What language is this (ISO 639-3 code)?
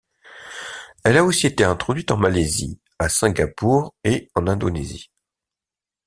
fra